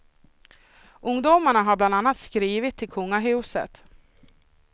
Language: Swedish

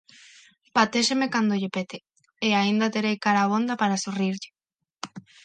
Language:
Galician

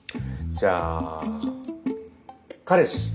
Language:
Japanese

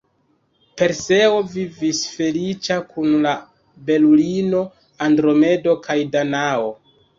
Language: Esperanto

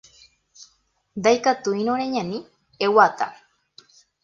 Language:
Guarani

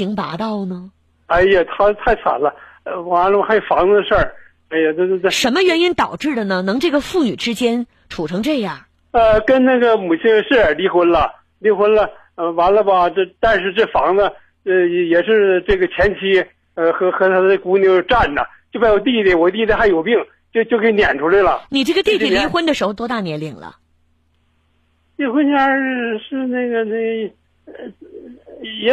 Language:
Chinese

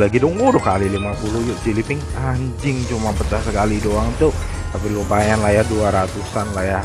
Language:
Indonesian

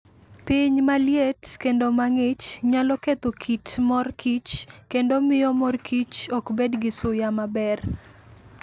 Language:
Luo (Kenya and Tanzania)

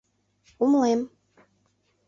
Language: Mari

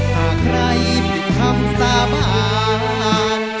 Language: Thai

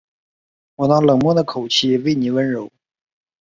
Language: Chinese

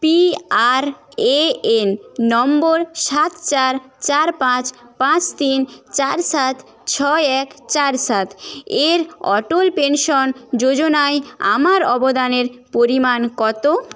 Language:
Bangla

